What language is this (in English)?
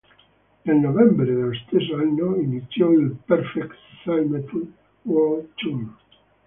Italian